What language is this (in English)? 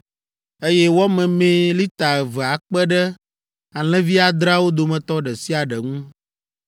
Ewe